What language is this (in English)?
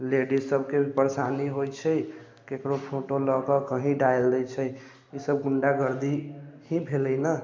Maithili